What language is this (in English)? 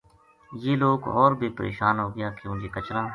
Gujari